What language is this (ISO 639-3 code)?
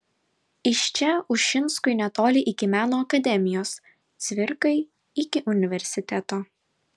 lit